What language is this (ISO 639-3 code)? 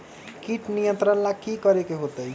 mag